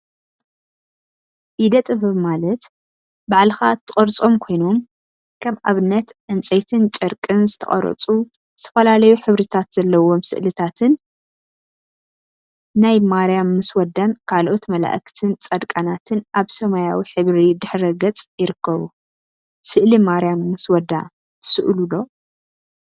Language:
Tigrinya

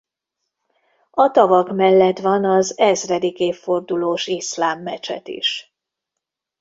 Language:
Hungarian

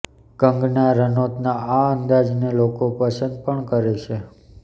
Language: Gujarati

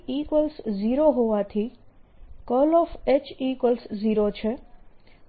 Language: Gujarati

